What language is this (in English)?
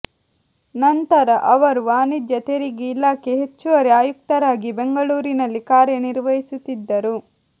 Kannada